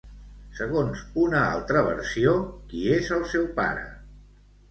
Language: Catalan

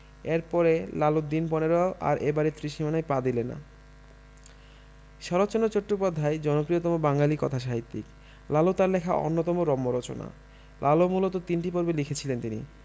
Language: Bangla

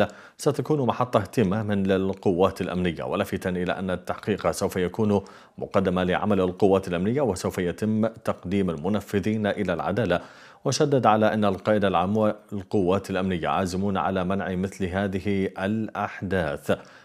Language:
Arabic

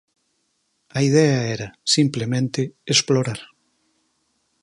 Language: Galician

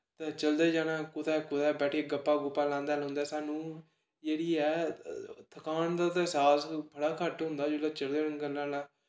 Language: Dogri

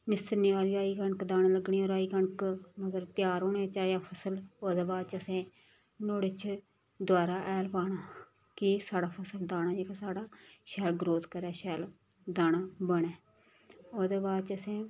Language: Dogri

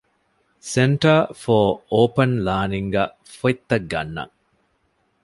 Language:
Divehi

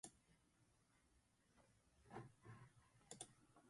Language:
Slovenian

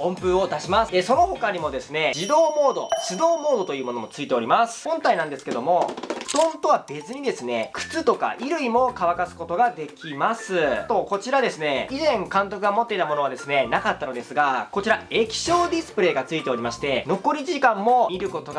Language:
Japanese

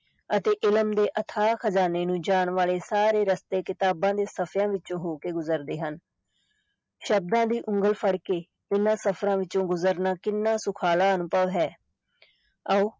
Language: Punjabi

